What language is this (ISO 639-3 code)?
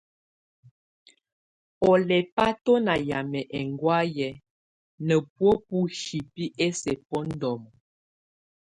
tvu